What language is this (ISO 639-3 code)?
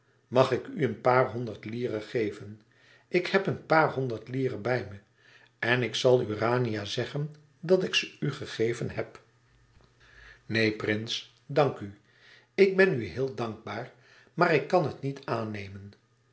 nld